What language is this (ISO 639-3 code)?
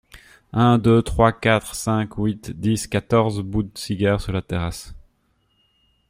fra